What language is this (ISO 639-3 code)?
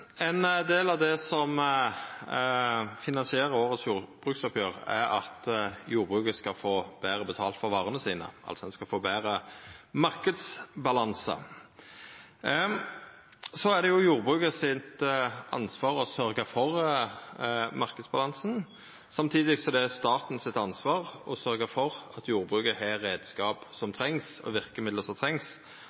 nno